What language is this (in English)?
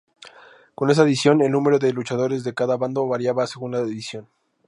Spanish